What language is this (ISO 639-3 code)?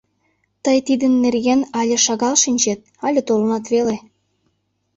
chm